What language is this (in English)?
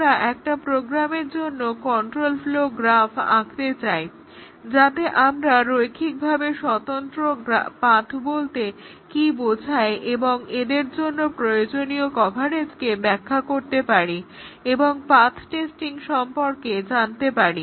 Bangla